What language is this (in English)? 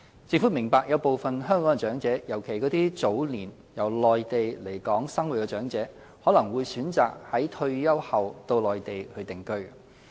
Cantonese